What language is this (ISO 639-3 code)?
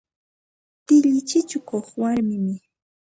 qxt